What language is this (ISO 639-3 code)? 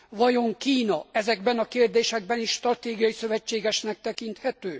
hun